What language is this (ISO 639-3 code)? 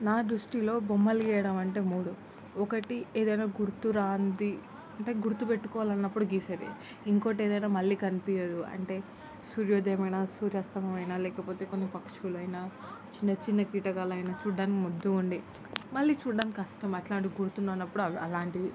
tel